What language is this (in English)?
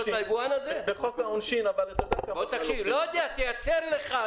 Hebrew